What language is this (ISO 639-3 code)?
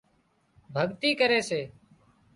kxp